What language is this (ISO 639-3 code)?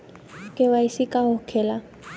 bho